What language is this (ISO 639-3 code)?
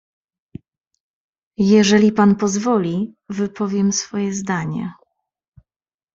pol